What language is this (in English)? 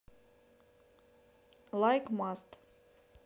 Russian